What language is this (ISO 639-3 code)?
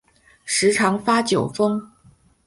zho